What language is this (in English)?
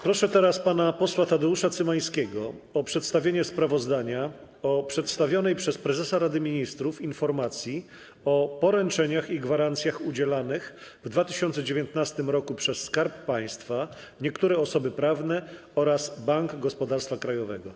Polish